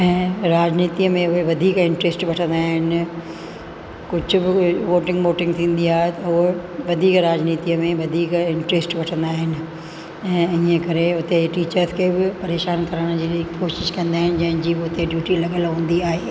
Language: Sindhi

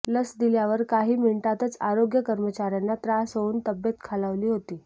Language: Marathi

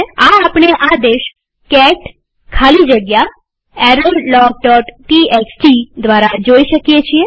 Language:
Gujarati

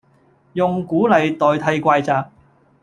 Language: Cantonese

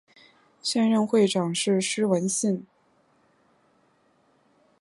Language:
Chinese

